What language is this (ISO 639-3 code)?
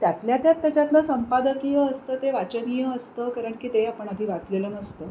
mar